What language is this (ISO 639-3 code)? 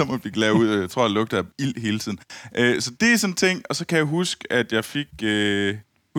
dan